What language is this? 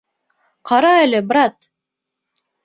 Bashkir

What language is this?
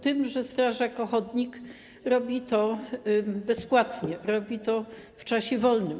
Polish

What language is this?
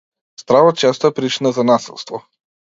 Macedonian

